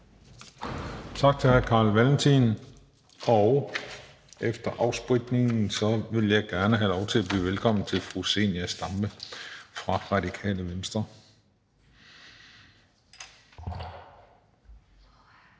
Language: Danish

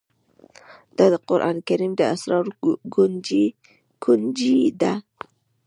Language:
Pashto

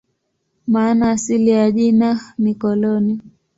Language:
Swahili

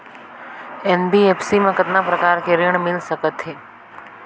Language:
Chhattisgarhi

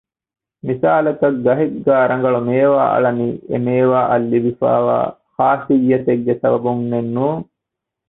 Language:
Divehi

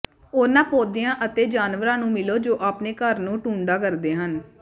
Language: Punjabi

